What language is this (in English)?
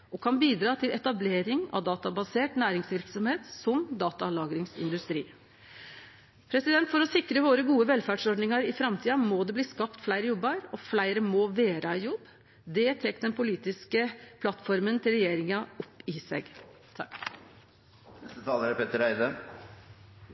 Norwegian Nynorsk